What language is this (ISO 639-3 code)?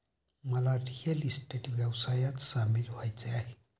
mar